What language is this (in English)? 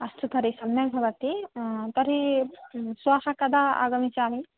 Sanskrit